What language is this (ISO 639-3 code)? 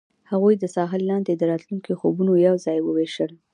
pus